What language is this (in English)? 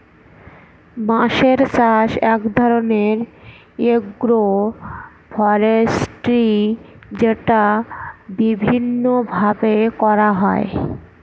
Bangla